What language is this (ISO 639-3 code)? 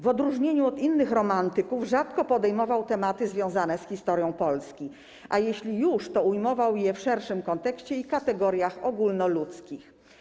pol